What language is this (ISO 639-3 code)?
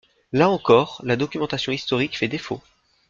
fra